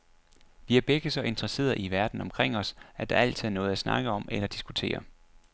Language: Danish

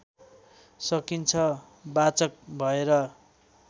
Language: Nepali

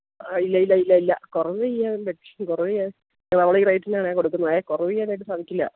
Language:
Malayalam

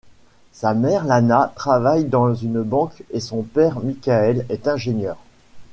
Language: French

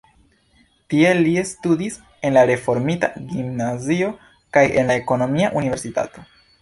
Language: Esperanto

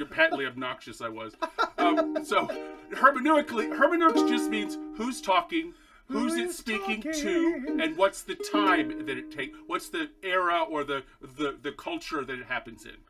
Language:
English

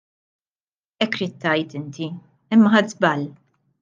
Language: Maltese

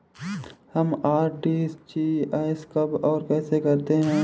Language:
Hindi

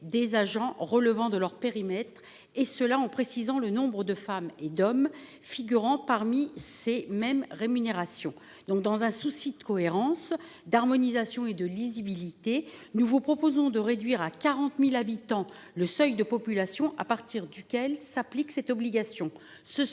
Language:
French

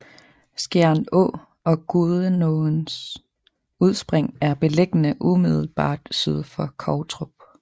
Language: Danish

